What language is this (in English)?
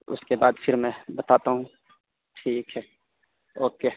Urdu